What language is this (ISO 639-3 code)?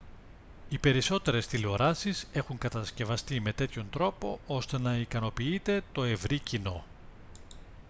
ell